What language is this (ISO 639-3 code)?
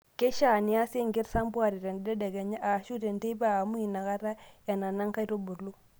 mas